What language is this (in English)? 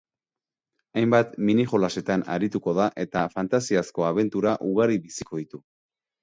Basque